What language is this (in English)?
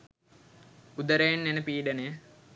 Sinhala